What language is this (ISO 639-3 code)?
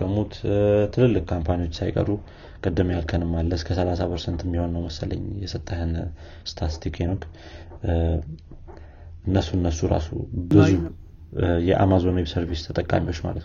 amh